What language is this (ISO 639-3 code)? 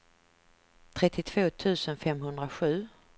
swe